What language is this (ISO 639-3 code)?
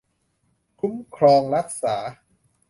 tha